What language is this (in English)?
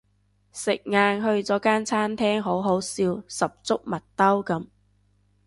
Cantonese